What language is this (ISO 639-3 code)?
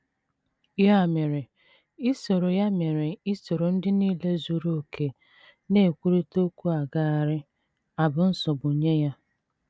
ibo